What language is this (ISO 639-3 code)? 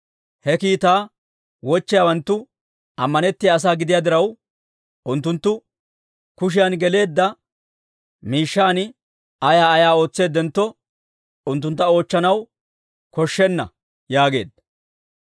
dwr